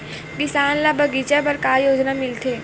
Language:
Chhattisgarhi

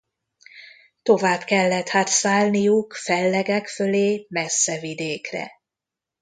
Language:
Hungarian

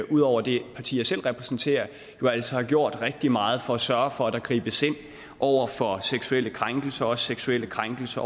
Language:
Danish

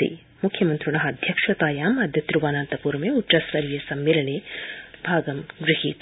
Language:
Sanskrit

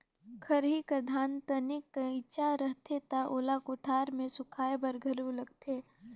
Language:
Chhattisgarhi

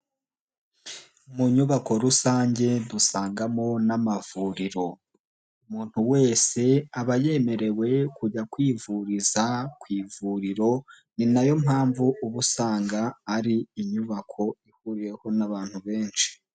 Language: Kinyarwanda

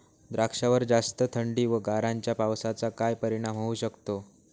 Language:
Marathi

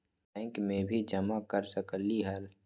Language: Magahi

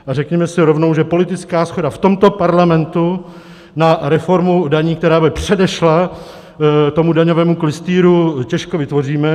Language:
Czech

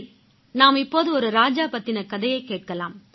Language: Tamil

